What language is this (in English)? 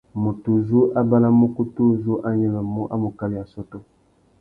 Tuki